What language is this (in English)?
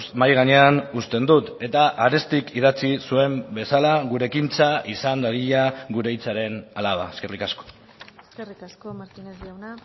Basque